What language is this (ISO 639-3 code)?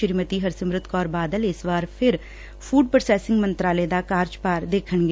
pan